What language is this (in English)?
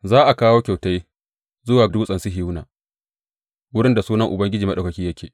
Hausa